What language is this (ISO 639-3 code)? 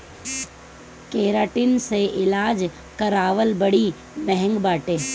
bho